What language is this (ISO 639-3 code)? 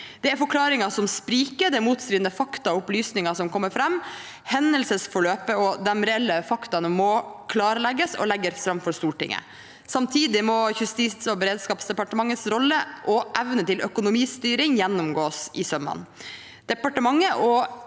nor